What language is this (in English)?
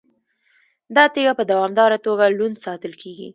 Pashto